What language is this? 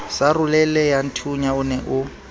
Southern Sotho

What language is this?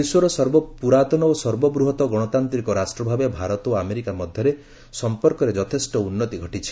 Odia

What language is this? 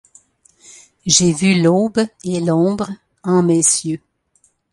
French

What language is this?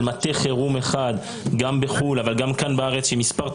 Hebrew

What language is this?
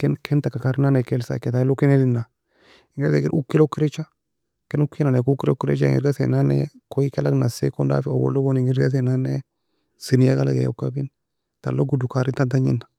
Nobiin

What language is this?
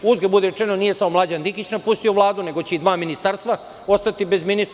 Serbian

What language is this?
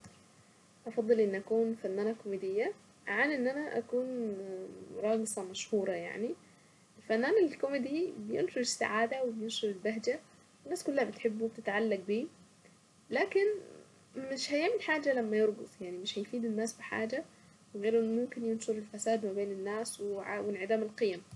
Saidi Arabic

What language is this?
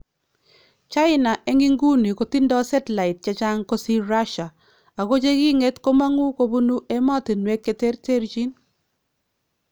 Kalenjin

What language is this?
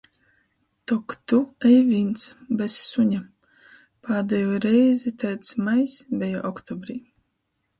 Latgalian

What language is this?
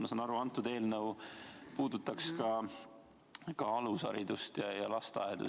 Estonian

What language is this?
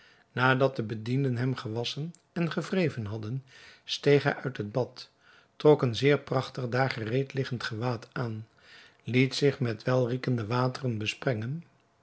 Dutch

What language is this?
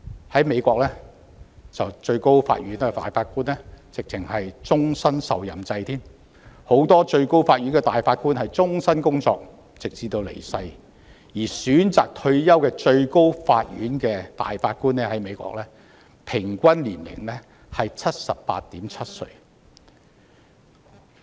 Cantonese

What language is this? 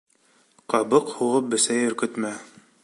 Bashkir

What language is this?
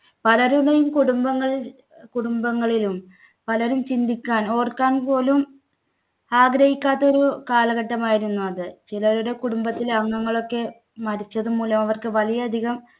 Malayalam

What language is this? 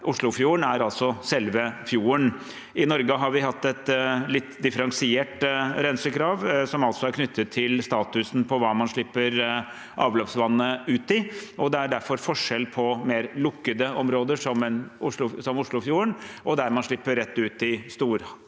Norwegian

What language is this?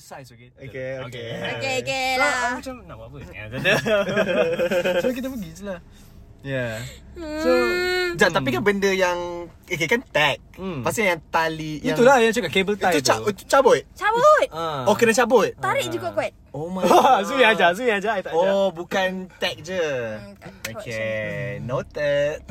Malay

